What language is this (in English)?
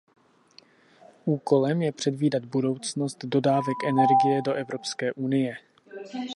Czech